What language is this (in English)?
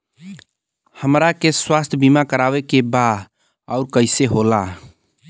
Bhojpuri